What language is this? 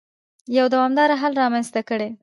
Pashto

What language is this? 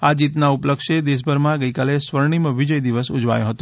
Gujarati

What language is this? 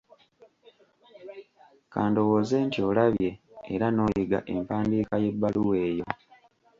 Ganda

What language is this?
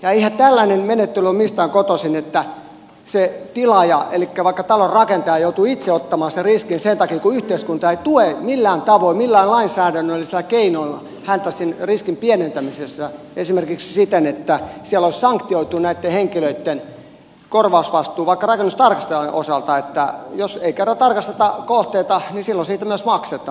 Finnish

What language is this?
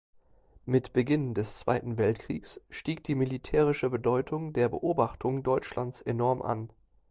German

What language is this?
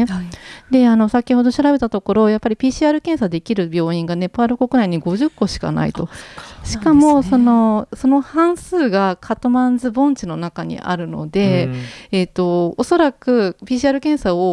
Japanese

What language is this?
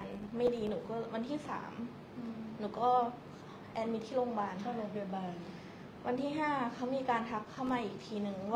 Thai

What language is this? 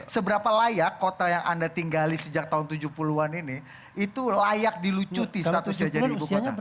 Indonesian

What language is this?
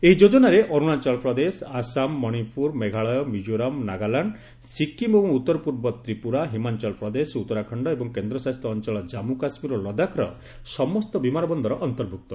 Odia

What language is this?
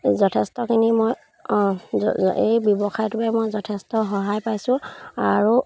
Assamese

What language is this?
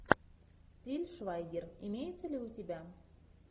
Russian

